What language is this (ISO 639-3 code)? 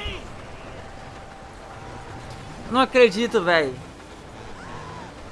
por